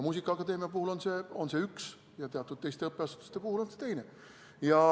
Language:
Estonian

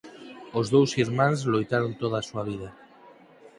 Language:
Galician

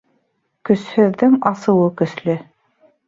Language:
Bashkir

